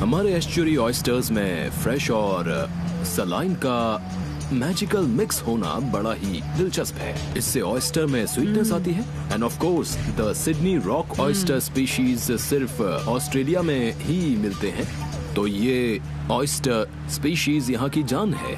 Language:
Hindi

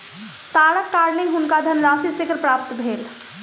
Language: Maithili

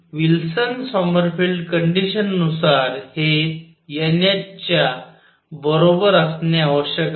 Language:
Marathi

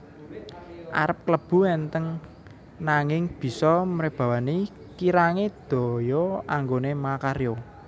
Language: Javanese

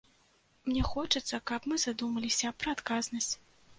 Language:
Belarusian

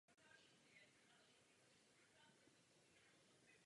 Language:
Czech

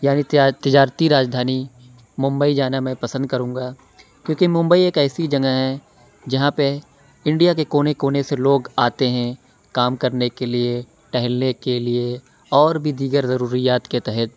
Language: Urdu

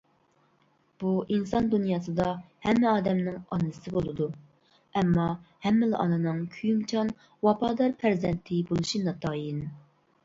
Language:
Uyghur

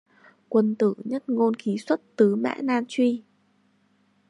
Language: Vietnamese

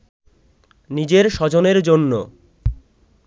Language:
Bangla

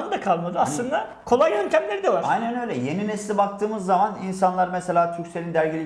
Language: Turkish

